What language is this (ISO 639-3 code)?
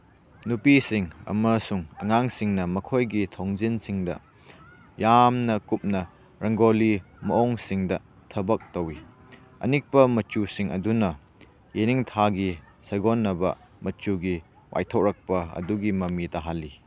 mni